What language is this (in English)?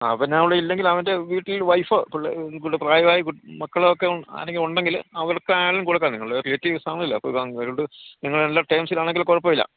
Malayalam